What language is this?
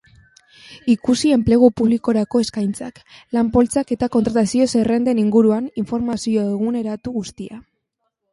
Basque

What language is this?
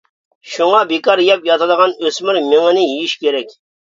Uyghur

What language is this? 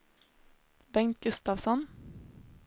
Swedish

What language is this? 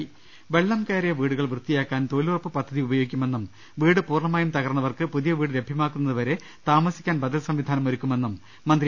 Malayalam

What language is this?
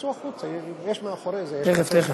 Hebrew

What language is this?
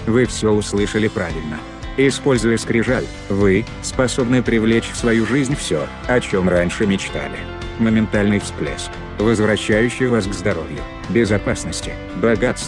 Russian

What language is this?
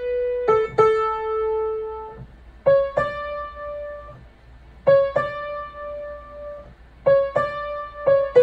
English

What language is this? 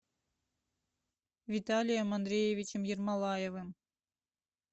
Russian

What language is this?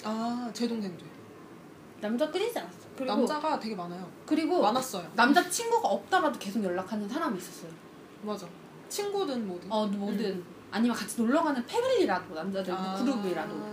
Korean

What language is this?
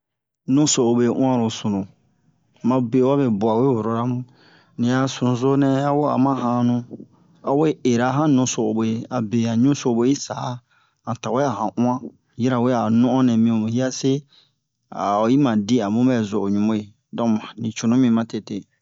Bomu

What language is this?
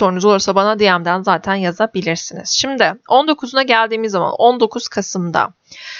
Turkish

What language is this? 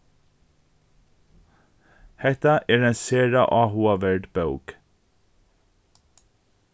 Faroese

